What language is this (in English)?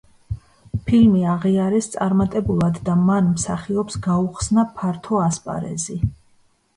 Georgian